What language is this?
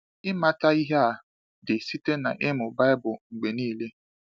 Igbo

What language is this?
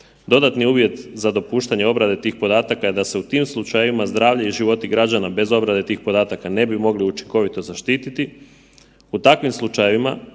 Croatian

